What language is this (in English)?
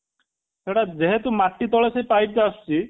Odia